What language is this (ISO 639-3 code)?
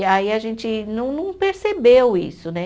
por